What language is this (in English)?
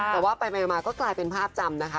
Thai